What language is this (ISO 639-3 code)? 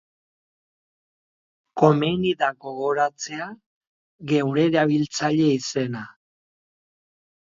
eus